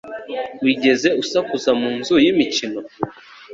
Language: Kinyarwanda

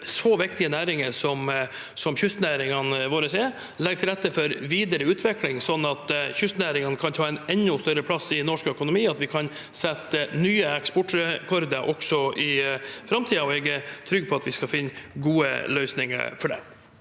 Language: Norwegian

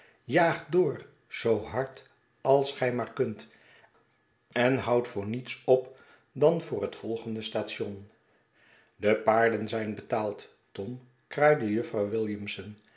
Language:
Dutch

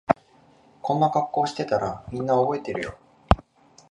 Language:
Japanese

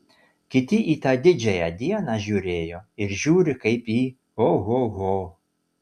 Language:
Lithuanian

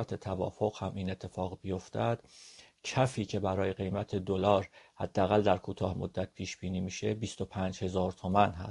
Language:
Persian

